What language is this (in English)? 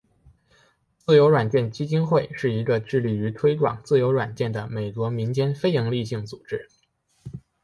Chinese